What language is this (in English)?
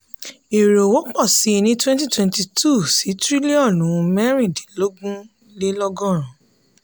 Yoruba